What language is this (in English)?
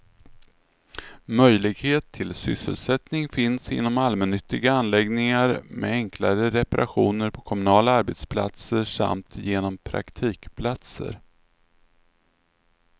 Swedish